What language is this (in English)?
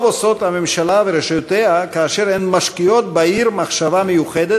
Hebrew